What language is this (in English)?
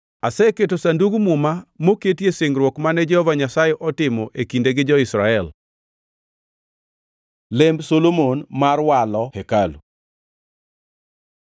Luo (Kenya and Tanzania)